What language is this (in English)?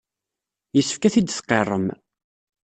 Kabyle